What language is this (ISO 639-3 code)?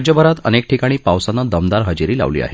mar